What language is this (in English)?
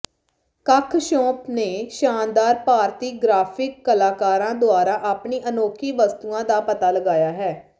Punjabi